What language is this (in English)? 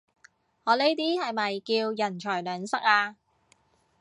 Cantonese